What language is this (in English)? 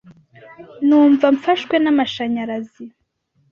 Kinyarwanda